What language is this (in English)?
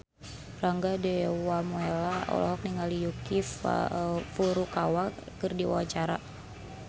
Sundanese